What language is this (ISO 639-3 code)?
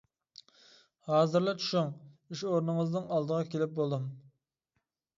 uig